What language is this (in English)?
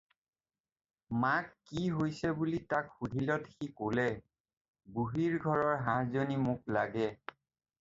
Assamese